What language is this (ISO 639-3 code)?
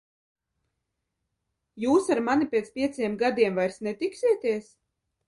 lav